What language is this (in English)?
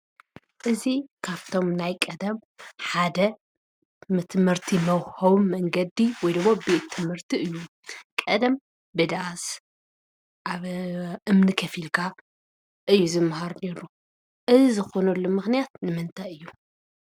Tigrinya